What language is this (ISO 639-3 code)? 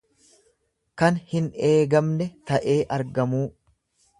orm